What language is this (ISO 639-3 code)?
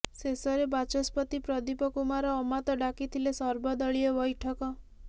ori